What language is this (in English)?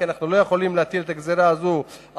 Hebrew